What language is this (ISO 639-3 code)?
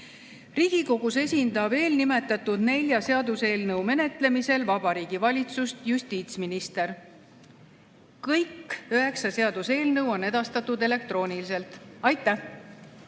est